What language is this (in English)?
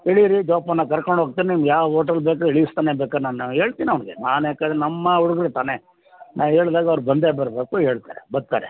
Kannada